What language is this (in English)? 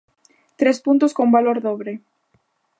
Galician